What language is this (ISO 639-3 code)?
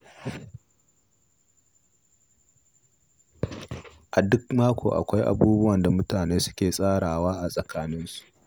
hau